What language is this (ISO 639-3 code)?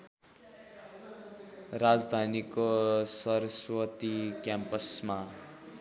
nep